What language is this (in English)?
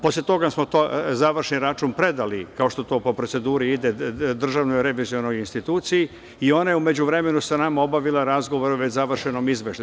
Serbian